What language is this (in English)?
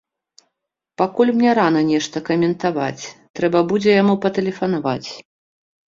Belarusian